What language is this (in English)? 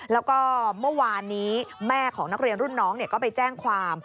Thai